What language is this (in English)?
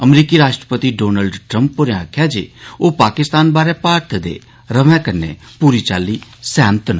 Dogri